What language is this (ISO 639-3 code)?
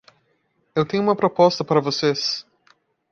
por